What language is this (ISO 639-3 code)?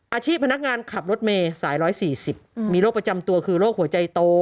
tha